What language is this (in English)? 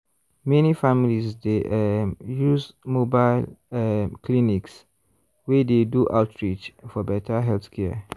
Nigerian Pidgin